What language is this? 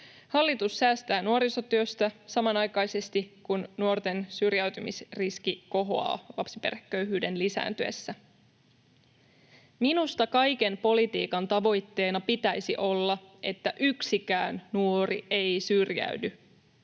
Finnish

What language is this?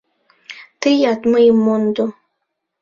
Mari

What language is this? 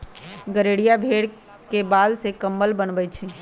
Magahi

